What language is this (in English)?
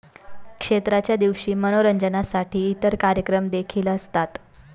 Marathi